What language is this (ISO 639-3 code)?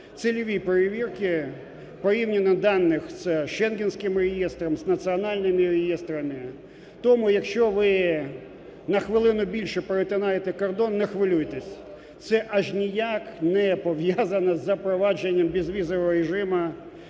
ukr